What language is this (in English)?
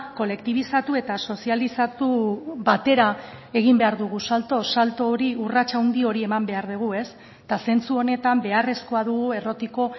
Basque